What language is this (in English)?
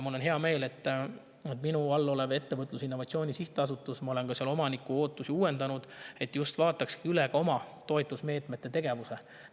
Estonian